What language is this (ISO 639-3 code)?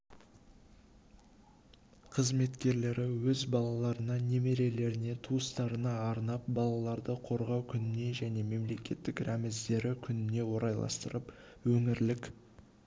kaz